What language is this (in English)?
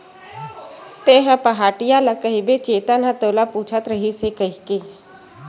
Chhattisgarhi